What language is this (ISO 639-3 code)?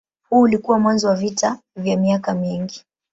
swa